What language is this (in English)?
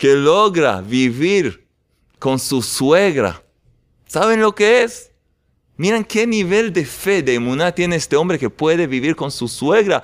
Spanish